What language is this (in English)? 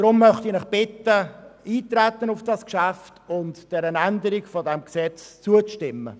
Swiss German